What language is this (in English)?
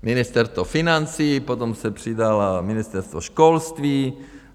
Czech